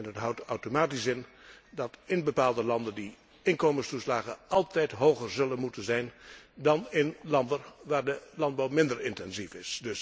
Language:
Dutch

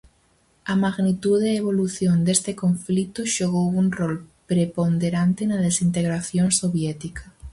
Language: Galician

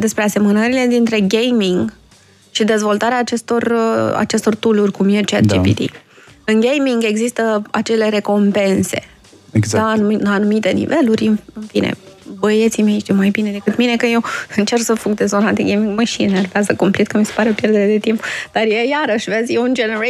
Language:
Romanian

